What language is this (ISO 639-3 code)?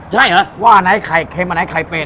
tha